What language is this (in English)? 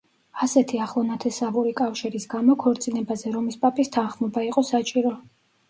Georgian